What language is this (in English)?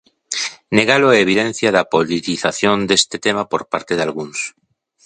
Galician